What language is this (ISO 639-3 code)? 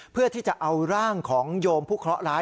tha